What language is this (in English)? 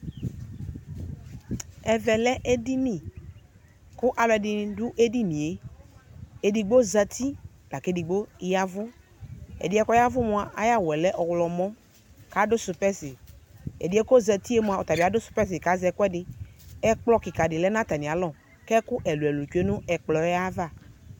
Ikposo